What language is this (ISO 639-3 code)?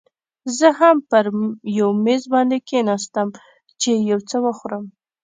pus